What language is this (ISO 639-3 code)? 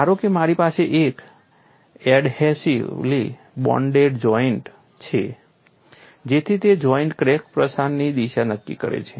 guj